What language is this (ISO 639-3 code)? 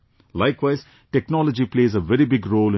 eng